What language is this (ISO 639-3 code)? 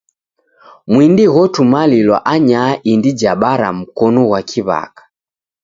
dav